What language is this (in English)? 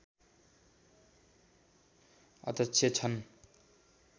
Nepali